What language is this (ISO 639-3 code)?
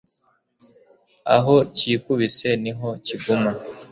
kin